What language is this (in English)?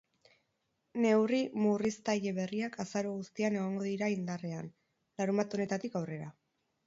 Basque